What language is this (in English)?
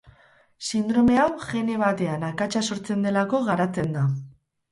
Basque